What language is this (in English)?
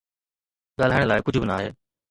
Sindhi